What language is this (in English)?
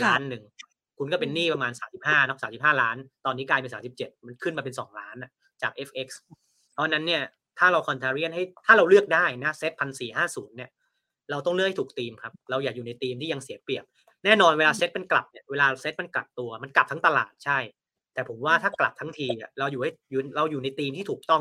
Thai